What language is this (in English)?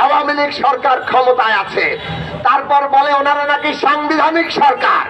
Bangla